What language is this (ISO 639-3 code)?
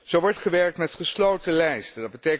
nld